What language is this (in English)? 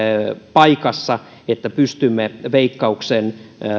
Finnish